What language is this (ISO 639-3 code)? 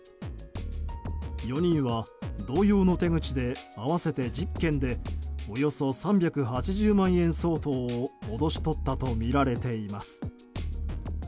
jpn